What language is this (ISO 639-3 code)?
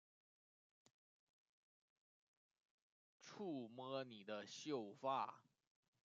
zho